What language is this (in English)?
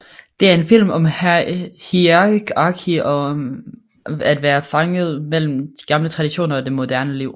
Danish